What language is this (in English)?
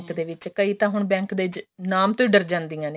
Punjabi